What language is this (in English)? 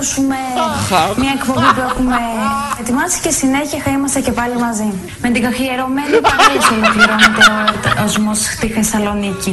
Greek